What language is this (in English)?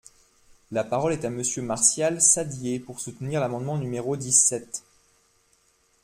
French